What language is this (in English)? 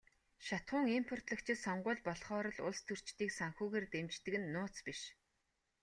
Mongolian